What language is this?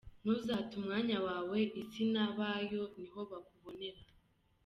Kinyarwanda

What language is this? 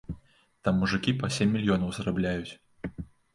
Belarusian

